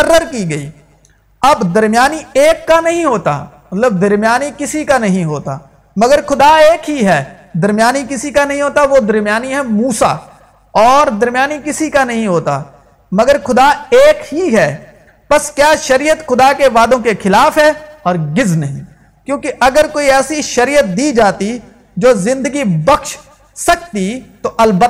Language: Urdu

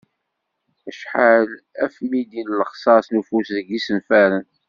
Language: Kabyle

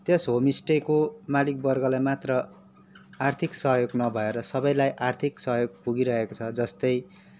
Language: Nepali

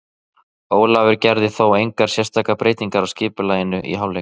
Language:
Icelandic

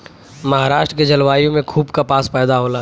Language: Bhojpuri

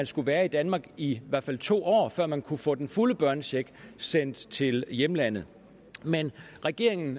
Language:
Danish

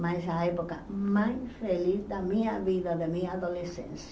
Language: Portuguese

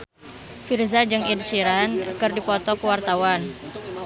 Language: Sundanese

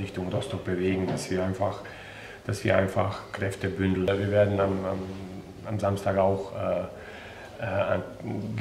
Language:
German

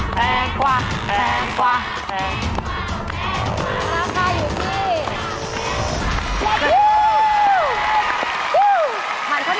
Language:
Thai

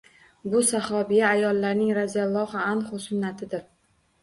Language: Uzbek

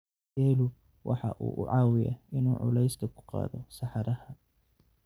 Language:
Somali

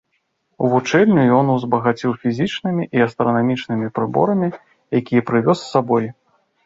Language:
Belarusian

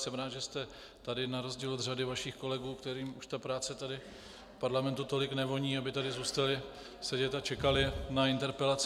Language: Czech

